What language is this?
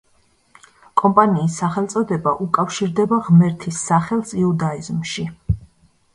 Georgian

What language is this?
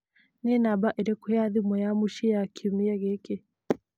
Kikuyu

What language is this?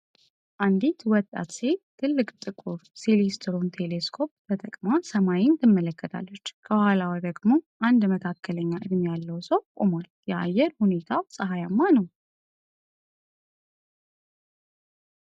Amharic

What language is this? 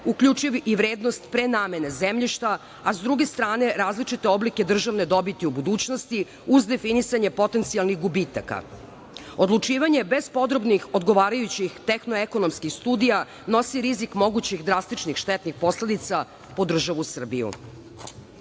Serbian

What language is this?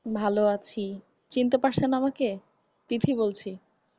Bangla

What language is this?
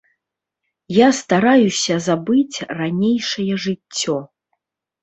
Belarusian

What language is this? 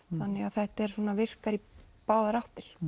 Icelandic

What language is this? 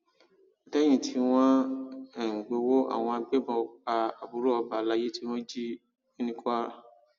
Yoruba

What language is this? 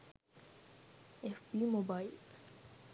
Sinhala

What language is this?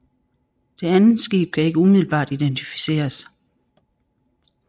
Danish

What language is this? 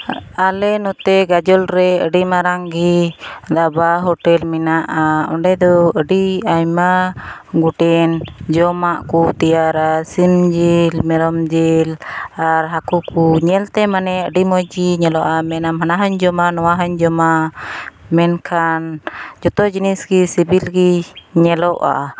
Santali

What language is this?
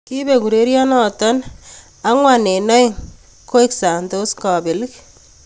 Kalenjin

